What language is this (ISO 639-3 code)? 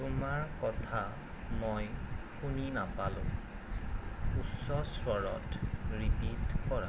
asm